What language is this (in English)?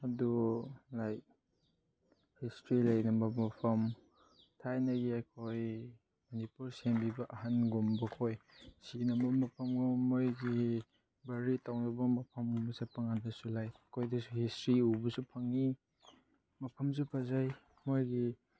Manipuri